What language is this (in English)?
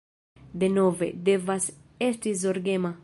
Esperanto